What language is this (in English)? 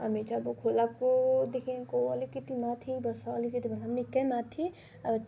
Nepali